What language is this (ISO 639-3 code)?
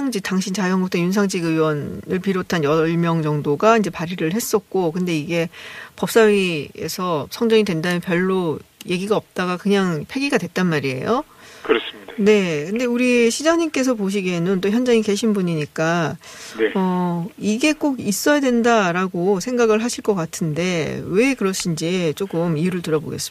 kor